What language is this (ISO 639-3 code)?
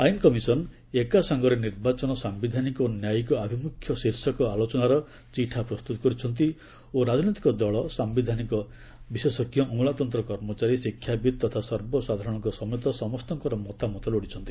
ori